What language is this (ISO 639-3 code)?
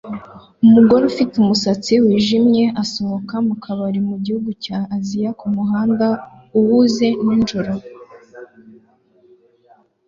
kin